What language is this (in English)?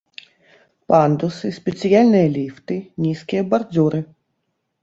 Belarusian